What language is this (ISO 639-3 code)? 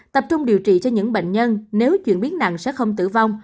vie